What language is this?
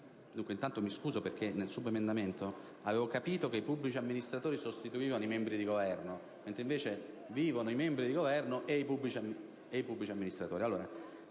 Italian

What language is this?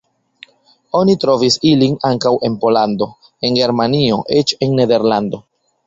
Esperanto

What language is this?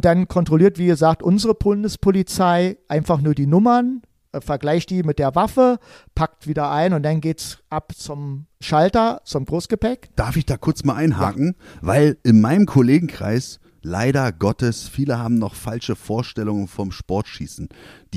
German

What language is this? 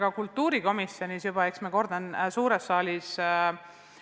Estonian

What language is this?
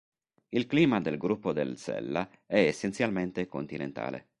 Italian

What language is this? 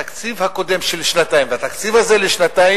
Hebrew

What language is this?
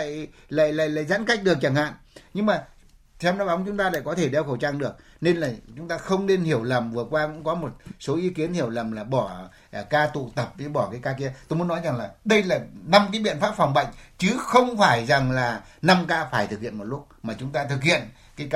Vietnamese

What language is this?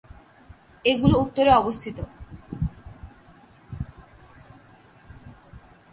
Bangla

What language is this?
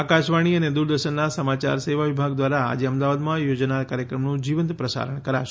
Gujarati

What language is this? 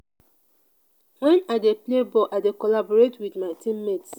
Nigerian Pidgin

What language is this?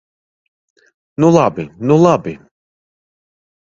Latvian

